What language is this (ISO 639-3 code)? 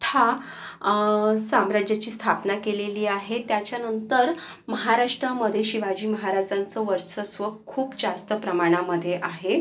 mar